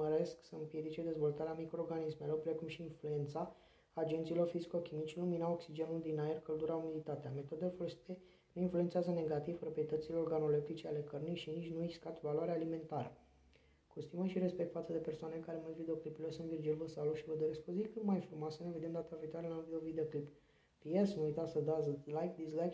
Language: Romanian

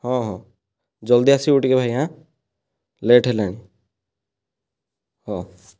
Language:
Odia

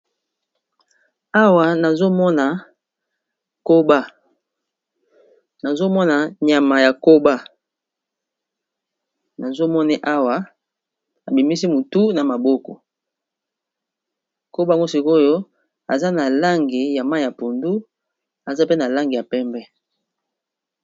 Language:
Lingala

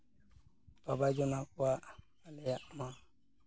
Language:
Santali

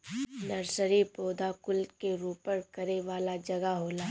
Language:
Bhojpuri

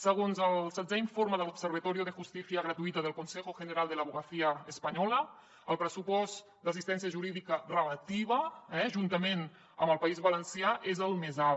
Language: Catalan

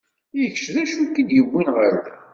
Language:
Kabyle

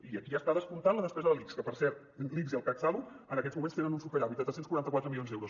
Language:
Catalan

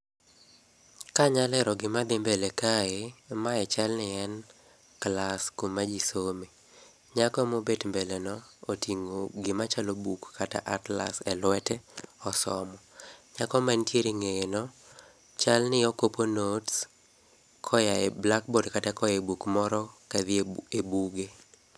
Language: Luo (Kenya and Tanzania)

